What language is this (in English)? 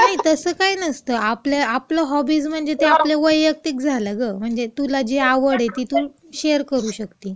Marathi